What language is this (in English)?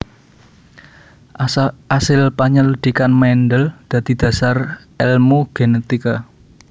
Javanese